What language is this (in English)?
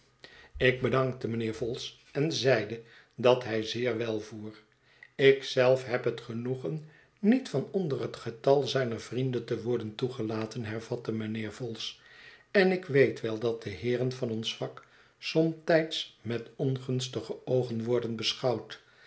Dutch